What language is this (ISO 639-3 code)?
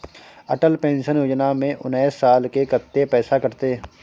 mai